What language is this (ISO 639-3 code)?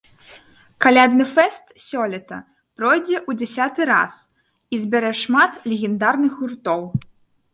bel